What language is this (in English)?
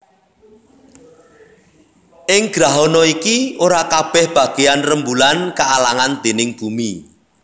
Javanese